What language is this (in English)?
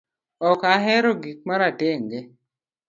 Luo (Kenya and Tanzania)